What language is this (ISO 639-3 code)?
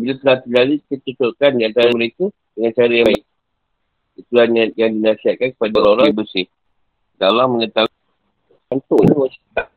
msa